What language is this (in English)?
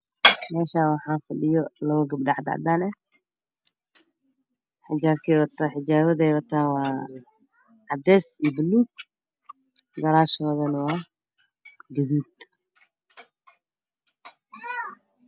Somali